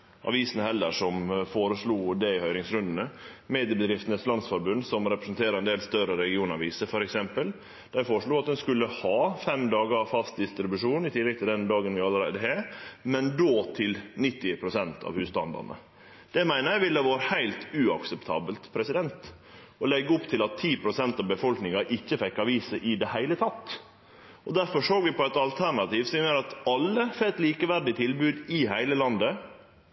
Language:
Norwegian Nynorsk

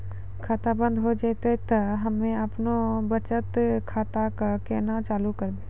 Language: Maithili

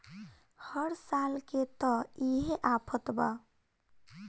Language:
Bhojpuri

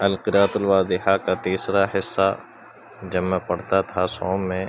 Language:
Urdu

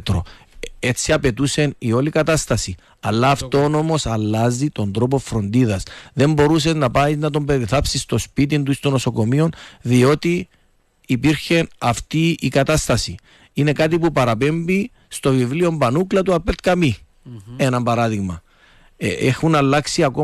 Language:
Greek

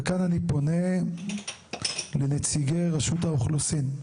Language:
Hebrew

